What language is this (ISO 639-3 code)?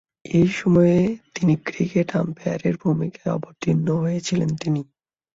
ben